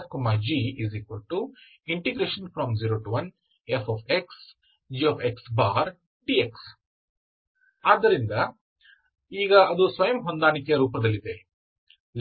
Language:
Kannada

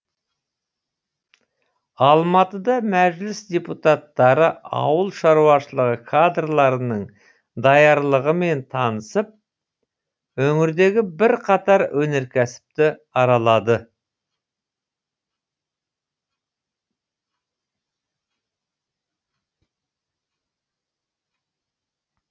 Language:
Kazakh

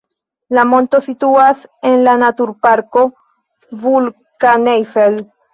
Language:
Esperanto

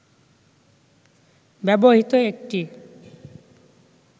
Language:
Bangla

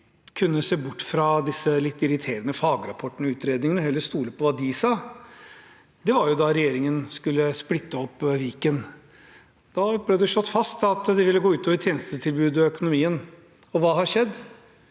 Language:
Norwegian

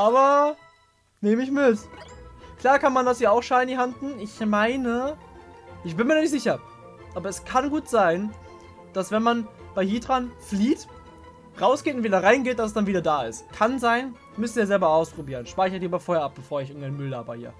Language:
German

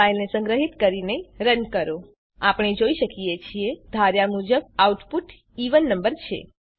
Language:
Gujarati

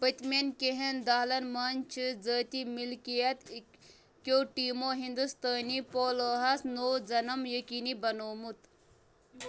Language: Kashmiri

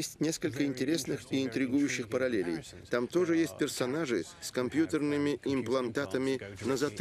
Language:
Russian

